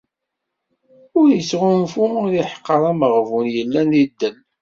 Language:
Kabyle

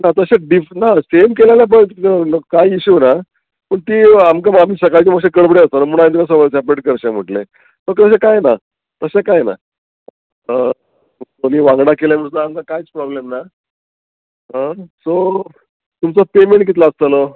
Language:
Konkani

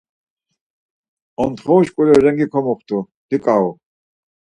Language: Laz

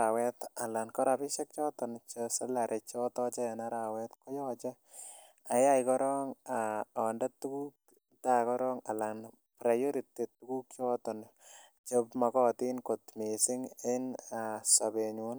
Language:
Kalenjin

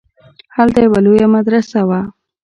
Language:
Pashto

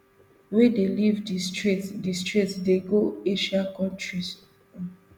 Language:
Nigerian Pidgin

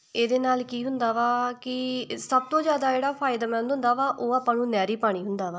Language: Punjabi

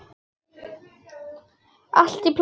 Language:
Icelandic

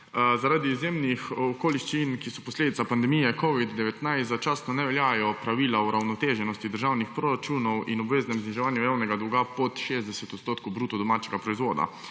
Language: Slovenian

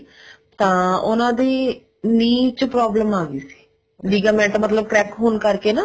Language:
Punjabi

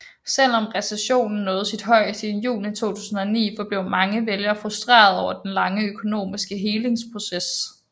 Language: Danish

